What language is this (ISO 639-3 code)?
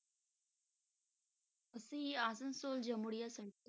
pan